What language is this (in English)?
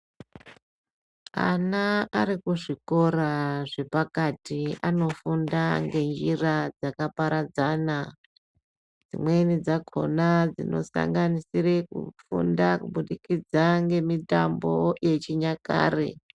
Ndau